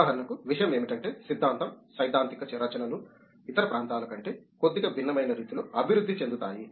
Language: Telugu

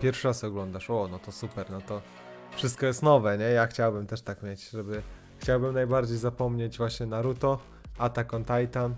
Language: Polish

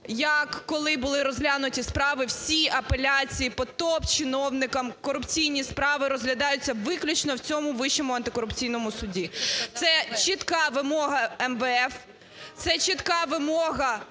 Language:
Ukrainian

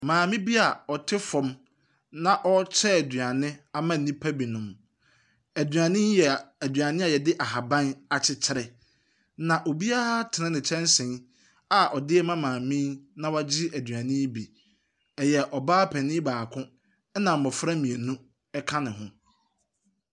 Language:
Akan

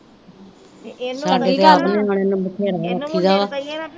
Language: Punjabi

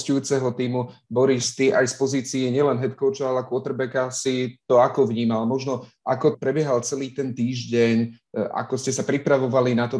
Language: Slovak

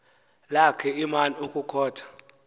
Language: Xhosa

